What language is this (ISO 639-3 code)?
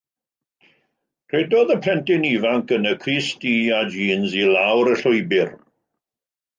cym